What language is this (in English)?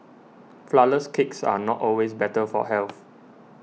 English